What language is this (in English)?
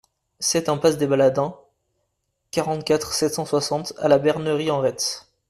French